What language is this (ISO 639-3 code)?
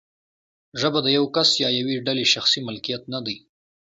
pus